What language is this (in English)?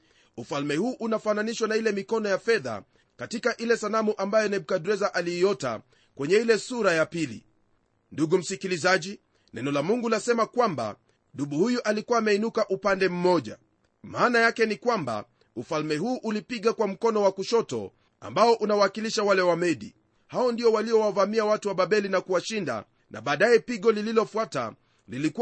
Swahili